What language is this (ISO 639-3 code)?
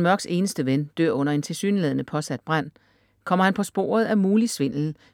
dan